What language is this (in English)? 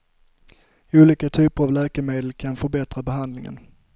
Swedish